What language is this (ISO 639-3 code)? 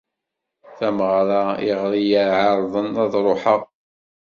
kab